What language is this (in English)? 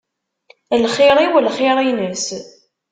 Kabyle